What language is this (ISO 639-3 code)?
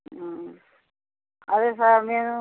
tel